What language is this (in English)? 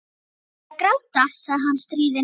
Icelandic